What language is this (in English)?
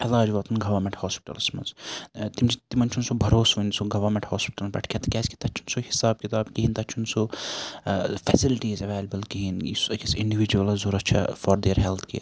Kashmiri